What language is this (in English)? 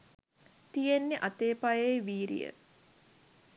Sinhala